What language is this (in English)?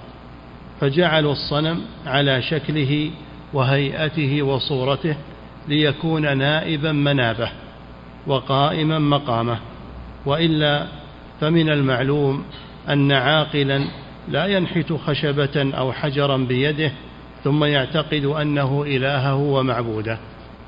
Arabic